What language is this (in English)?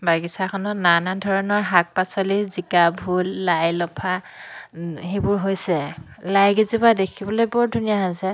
Assamese